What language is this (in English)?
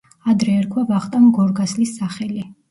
Georgian